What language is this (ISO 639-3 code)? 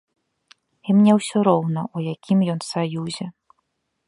bel